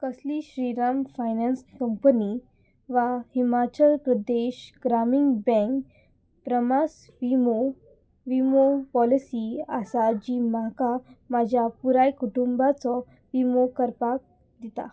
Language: Konkani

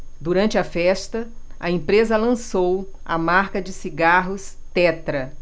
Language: Portuguese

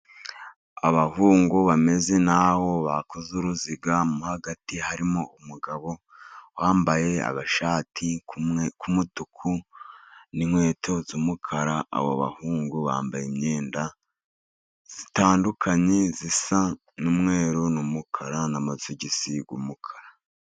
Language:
Kinyarwanda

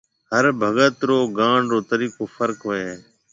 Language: Marwari (Pakistan)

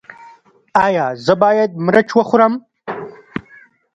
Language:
Pashto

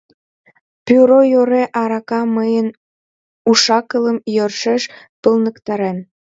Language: Mari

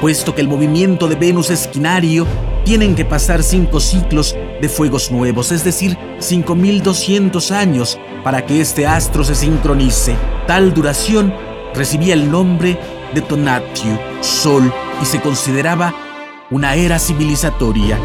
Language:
Spanish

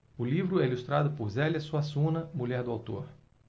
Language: Portuguese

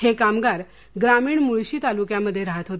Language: Marathi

